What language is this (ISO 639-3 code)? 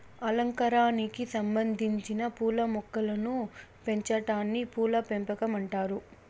tel